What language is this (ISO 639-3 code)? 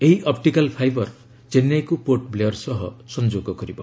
ori